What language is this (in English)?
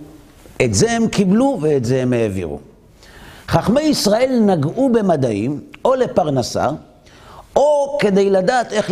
Hebrew